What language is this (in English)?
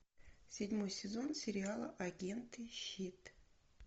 Russian